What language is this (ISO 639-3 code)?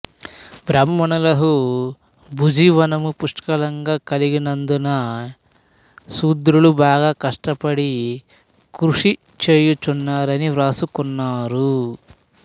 tel